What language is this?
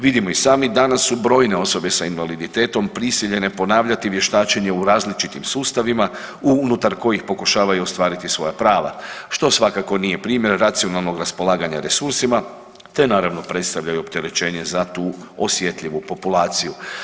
Croatian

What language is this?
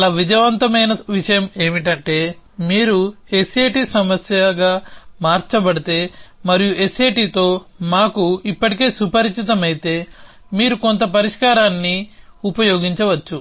Telugu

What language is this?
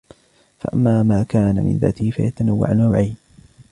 Arabic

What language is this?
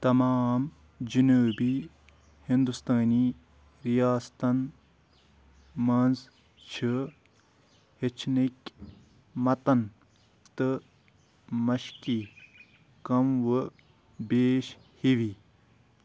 Kashmiri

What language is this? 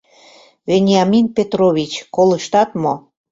Mari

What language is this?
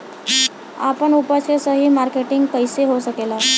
Bhojpuri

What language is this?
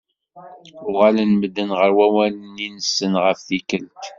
Kabyle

